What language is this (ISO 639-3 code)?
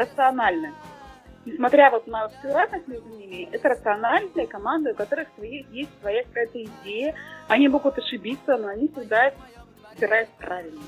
rus